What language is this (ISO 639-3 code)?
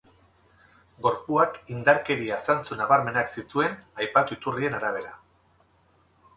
eus